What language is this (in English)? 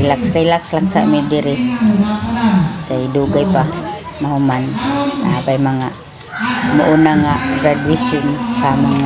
Filipino